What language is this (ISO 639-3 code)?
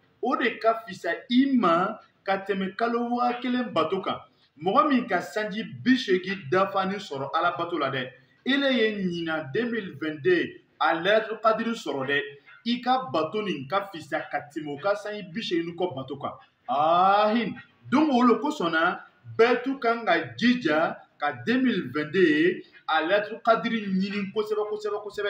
fra